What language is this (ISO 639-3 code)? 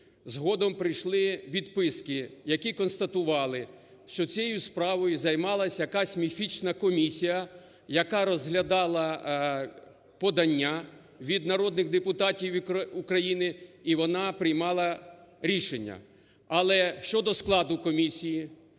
ukr